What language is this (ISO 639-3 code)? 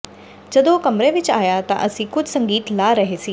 pan